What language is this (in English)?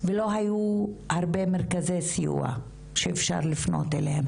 Hebrew